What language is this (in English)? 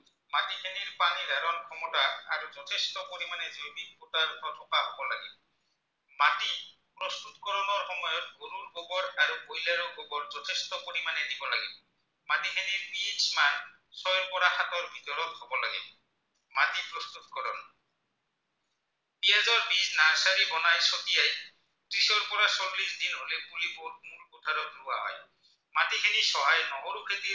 Assamese